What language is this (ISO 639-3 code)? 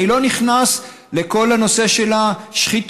heb